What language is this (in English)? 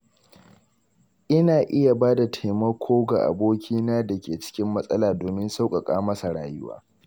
Hausa